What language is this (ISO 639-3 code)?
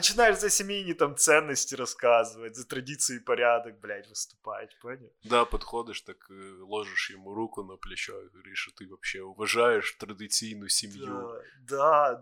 ukr